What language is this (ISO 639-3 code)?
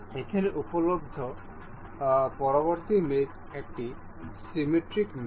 ben